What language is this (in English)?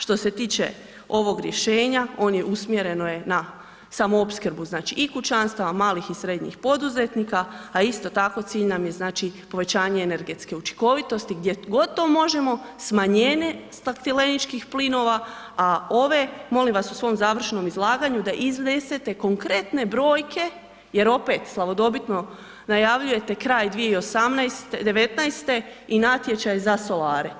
Croatian